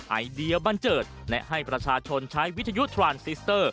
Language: Thai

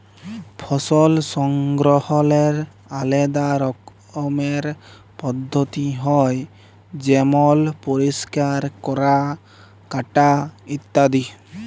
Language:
Bangla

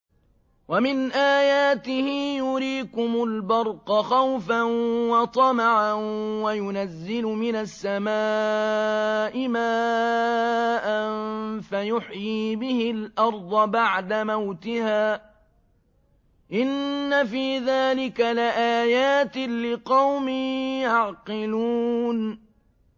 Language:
Arabic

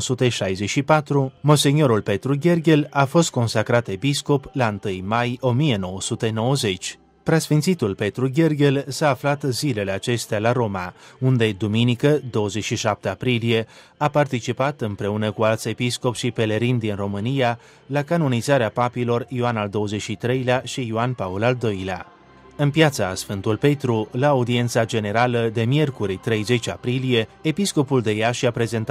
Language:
Romanian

